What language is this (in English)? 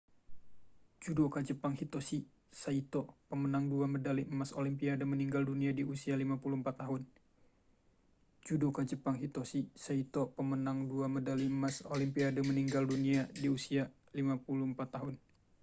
Indonesian